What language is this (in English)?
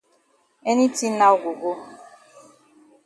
Cameroon Pidgin